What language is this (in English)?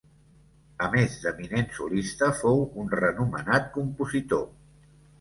Catalan